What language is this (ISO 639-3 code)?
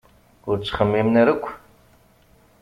kab